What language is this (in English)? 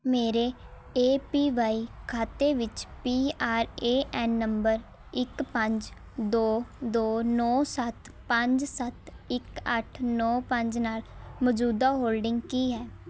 Punjabi